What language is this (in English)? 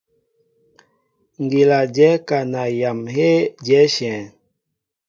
Mbo (Cameroon)